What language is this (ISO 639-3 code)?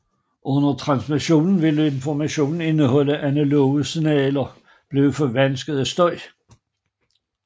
dan